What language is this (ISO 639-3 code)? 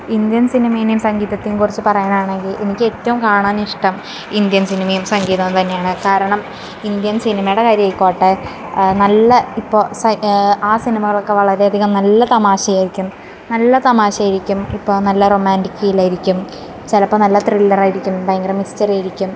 mal